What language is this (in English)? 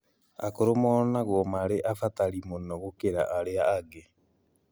Kikuyu